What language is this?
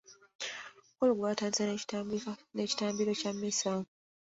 Ganda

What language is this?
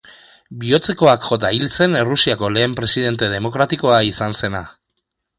Basque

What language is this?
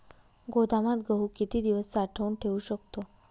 Marathi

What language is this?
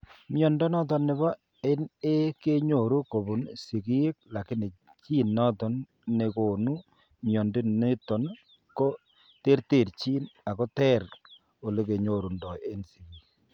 Kalenjin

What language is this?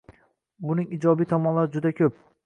Uzbek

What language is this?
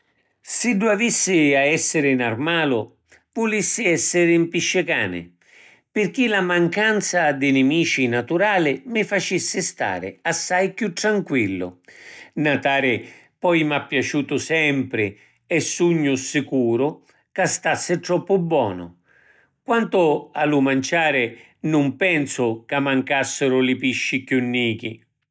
Sicilian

